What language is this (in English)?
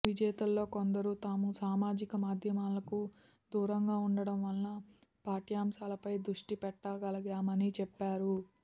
Telugu